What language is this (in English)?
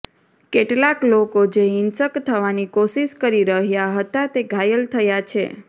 Gujarati